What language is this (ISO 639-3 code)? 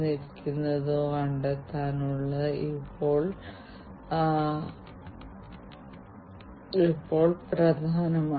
mal